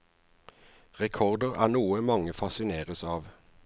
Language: Norwegian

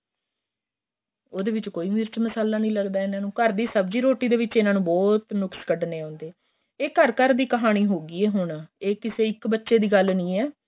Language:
Punjabi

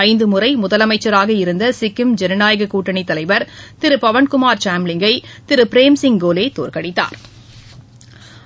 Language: Tamil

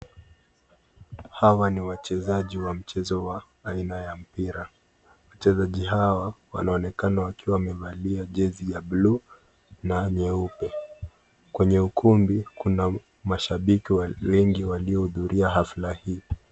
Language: Swahili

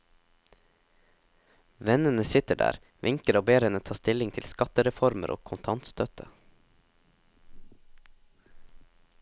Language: Norwegian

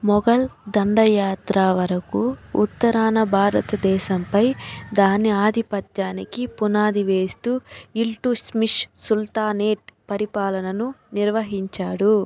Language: Telugu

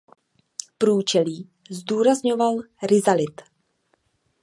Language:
Czech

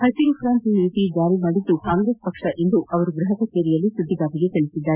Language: Kannada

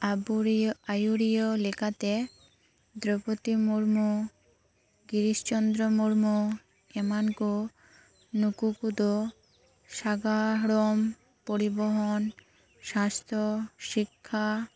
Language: Santali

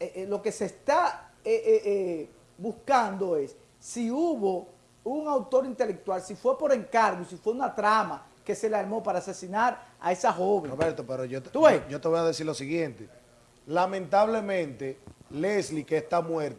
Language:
Spanish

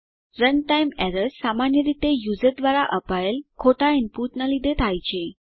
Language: Gujarati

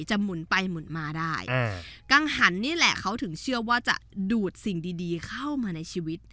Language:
Thai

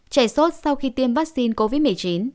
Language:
Vietnamese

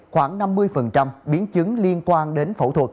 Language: Vietnamese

